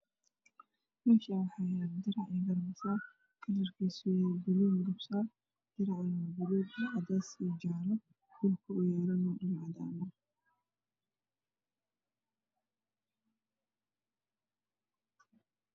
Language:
Somali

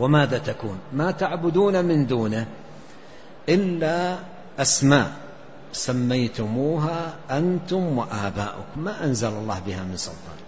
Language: Arabic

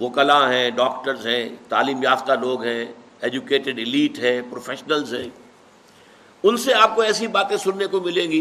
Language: Urdu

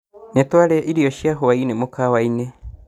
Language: Kikuyu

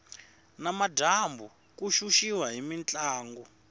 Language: Tsonga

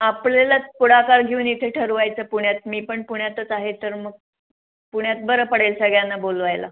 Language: Marathi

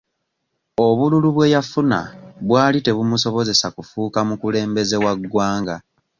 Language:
Ganda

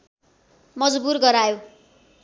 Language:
Nepali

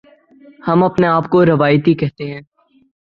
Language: Urdu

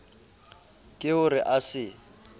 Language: Southern Sotho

